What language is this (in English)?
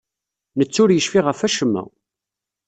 Kabyle